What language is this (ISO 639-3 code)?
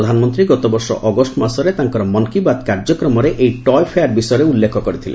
ori